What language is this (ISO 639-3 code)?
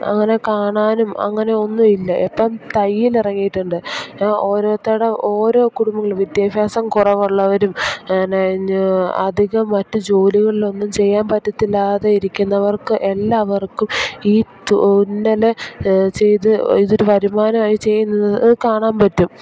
mal